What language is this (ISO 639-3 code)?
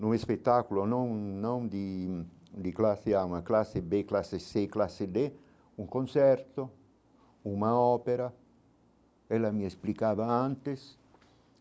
por